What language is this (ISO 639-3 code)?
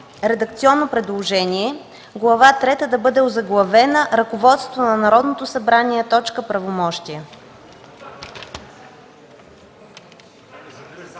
bul